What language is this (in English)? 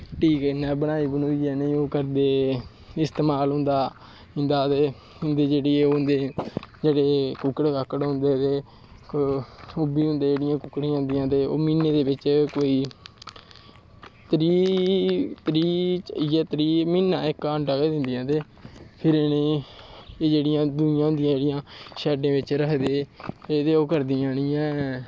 Dogri